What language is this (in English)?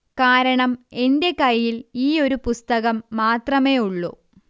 Malayalam